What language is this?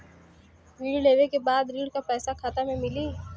Bhojpuri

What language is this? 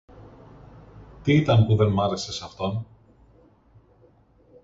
Greek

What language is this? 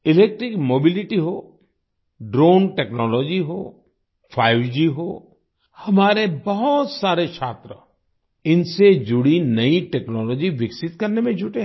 Hindi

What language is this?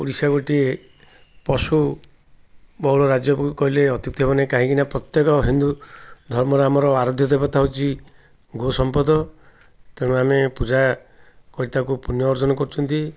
Odia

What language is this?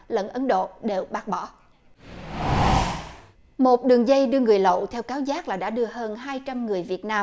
Vietnamese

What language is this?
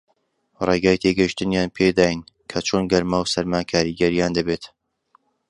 Central Kurdish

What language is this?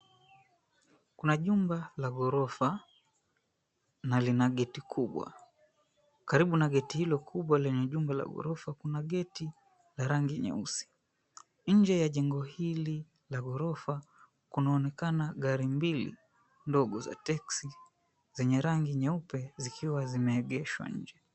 Swahili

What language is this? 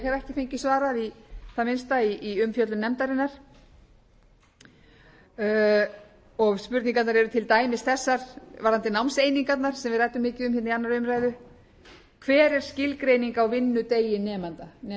Icelandic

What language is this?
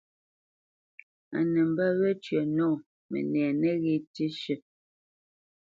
Bamenyam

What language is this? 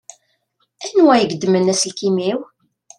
Kabyle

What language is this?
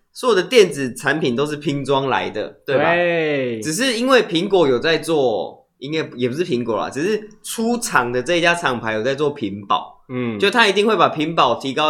Chinese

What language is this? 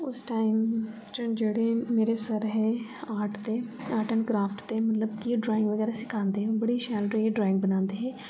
Dogri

